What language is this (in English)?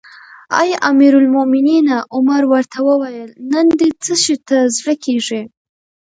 Pashto